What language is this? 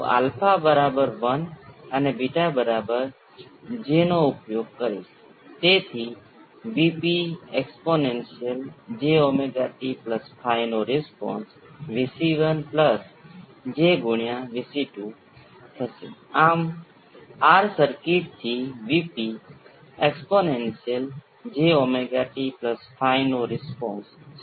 Gujarati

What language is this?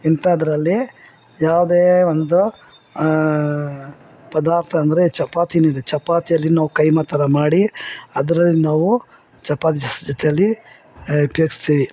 Kannada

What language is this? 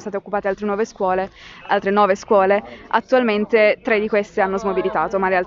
Italian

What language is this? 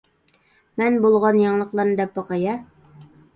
Uyghur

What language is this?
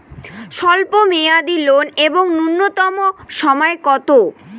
Bangla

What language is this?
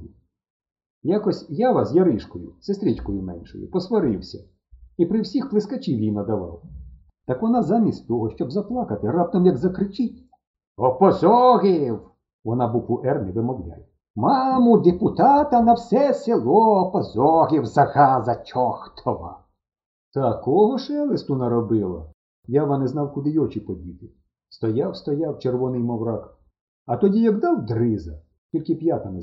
Ukrainian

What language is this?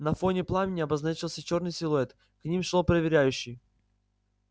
Russian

